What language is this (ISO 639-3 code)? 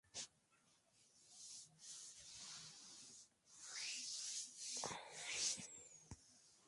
spa